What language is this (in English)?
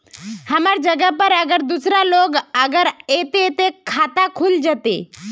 Magahi